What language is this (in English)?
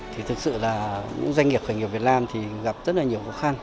Vietnamese